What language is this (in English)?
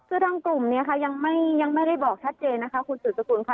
Thai